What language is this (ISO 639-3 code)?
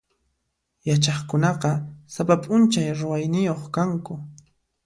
qxp